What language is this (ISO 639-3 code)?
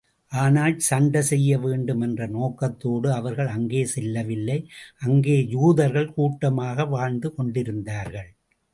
tam